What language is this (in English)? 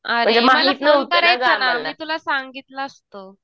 Marathi